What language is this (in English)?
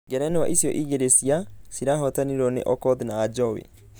Kikuyu